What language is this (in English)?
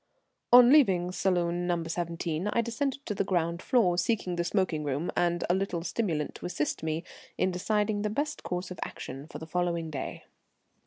English